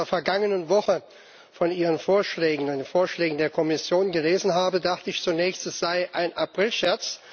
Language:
German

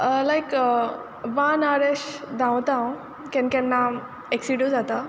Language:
Konkani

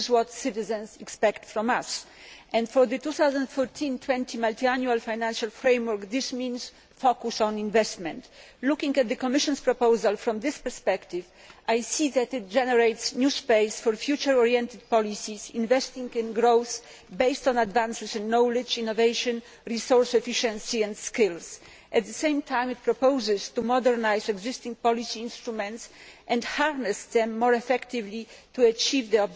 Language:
English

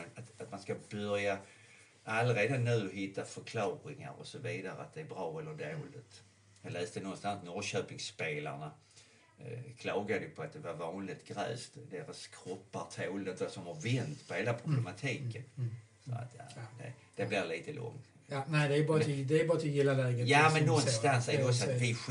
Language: Swedish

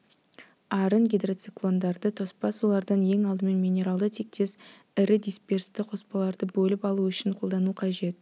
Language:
Kazakh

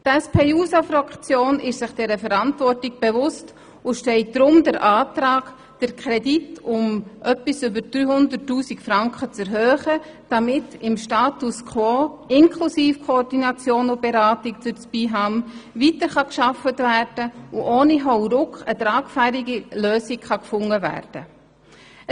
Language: Swiss German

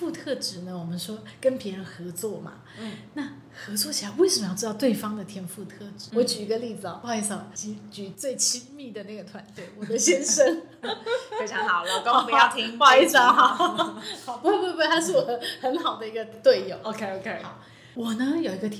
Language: Chinese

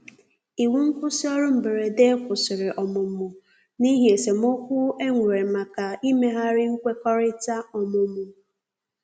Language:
Igbo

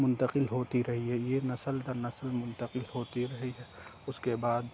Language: Urdu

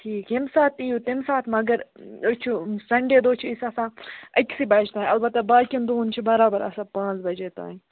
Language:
Kashmiri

